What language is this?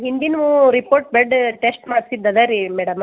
Kannada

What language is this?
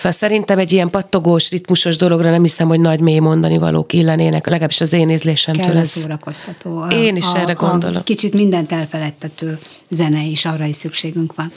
Hungarian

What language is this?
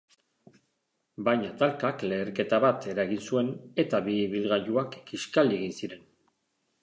Basque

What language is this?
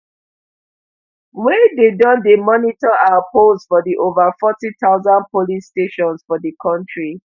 Nigerian Pidgin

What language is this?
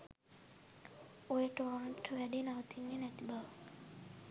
Sinhala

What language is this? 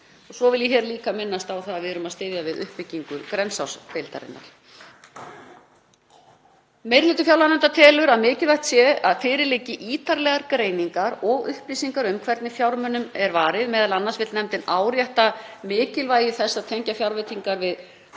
Icelandic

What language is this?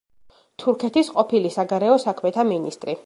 Georgian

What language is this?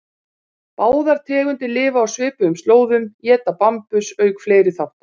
Icelandic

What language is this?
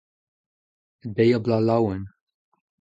Breton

